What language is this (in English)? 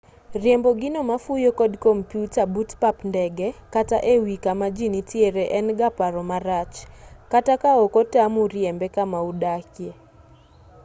Luo (Kenya and Tanzania)